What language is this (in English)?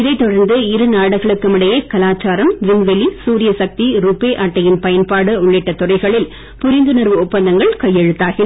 Tamil